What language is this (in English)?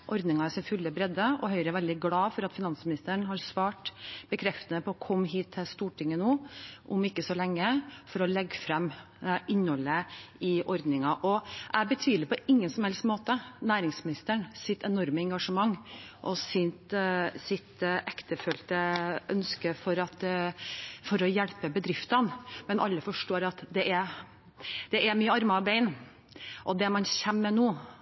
Norwegian Bokmål